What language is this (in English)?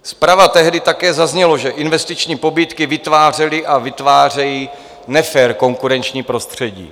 Czech